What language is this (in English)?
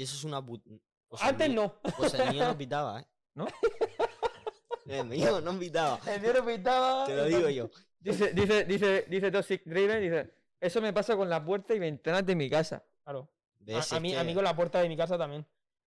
Spanish